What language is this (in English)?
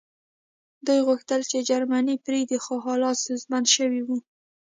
Pashto